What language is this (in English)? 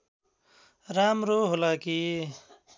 Nepali